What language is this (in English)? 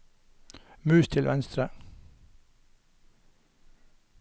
Norwegian